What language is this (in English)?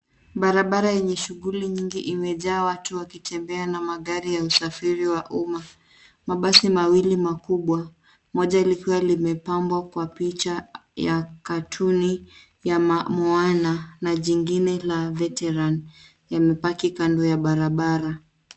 Swahili